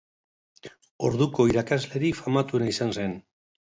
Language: Basque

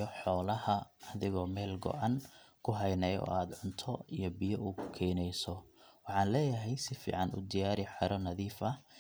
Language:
Somali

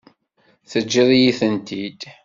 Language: Kabyle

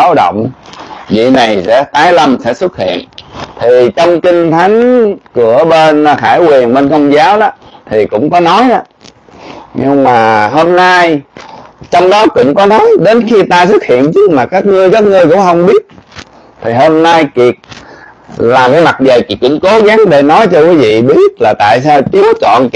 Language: Vietnamese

